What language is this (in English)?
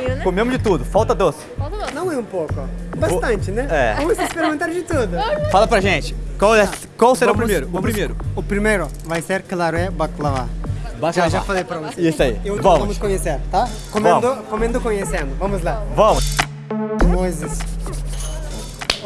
Portuguese